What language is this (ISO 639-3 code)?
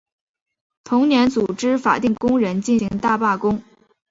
zho